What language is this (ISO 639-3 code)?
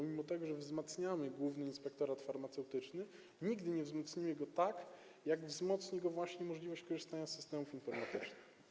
pol